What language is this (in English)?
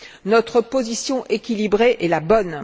French